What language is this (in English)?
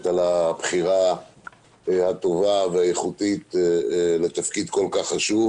Hebrew